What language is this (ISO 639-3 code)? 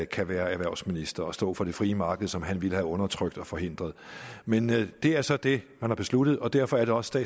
dan